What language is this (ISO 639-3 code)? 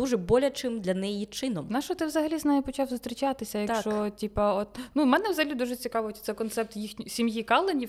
ukr